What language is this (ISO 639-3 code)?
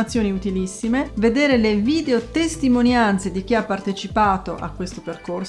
ita